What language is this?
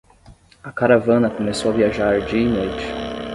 Portuguese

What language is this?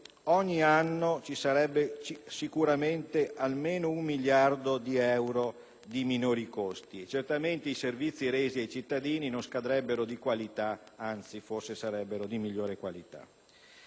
Italian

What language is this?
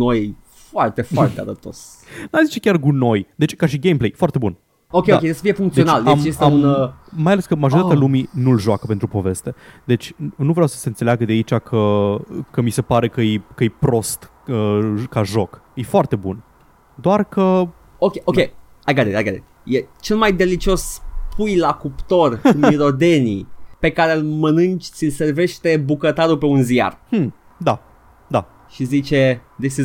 Romanian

